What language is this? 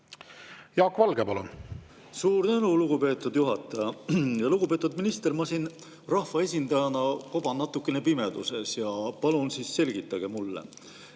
Estonian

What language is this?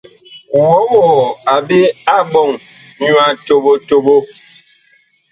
Bakoko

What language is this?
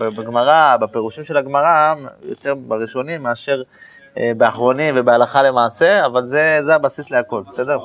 Hebrew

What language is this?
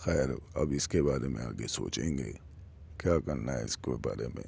Urdu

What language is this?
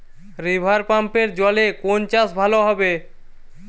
Bangla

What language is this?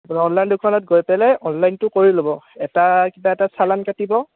Assamese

